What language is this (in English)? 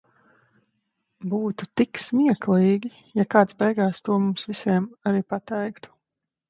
Latvian